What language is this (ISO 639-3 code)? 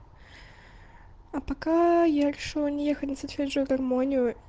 rus